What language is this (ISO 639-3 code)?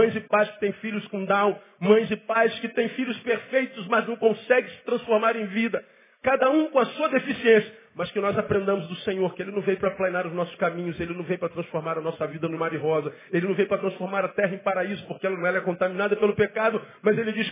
por